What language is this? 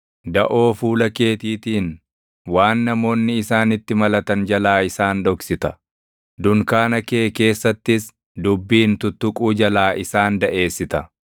Oromo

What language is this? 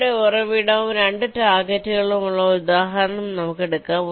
Malayalam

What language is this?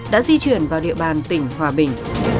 Vietnamese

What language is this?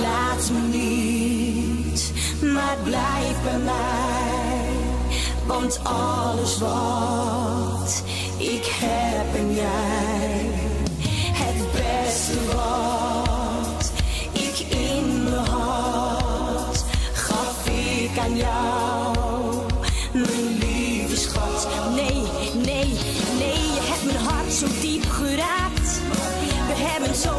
Dutch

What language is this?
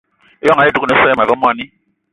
Eton (Cameroon)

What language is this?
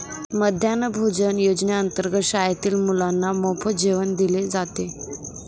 Marathi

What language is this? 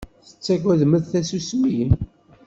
Kabyle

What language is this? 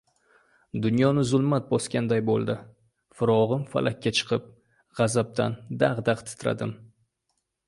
Uzbek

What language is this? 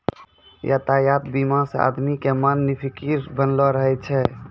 Maithili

